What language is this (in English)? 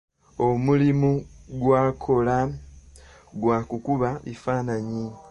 Ganda